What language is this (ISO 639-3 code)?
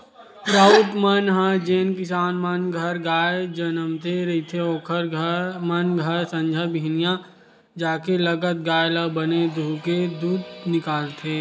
hne